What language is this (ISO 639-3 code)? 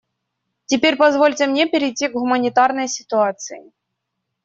rus